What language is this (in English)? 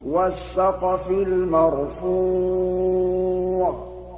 Arabic